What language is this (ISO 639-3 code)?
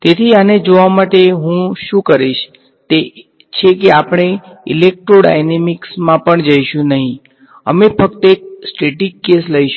guj